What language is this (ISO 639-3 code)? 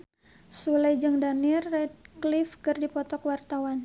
sun